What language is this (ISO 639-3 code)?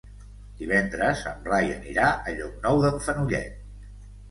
cat